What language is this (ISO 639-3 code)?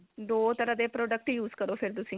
pan